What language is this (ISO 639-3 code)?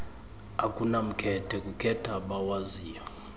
xho